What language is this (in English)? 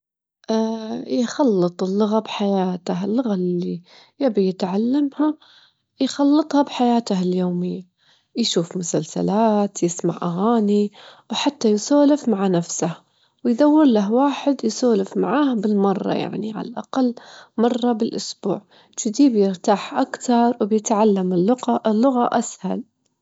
Gulf Arabic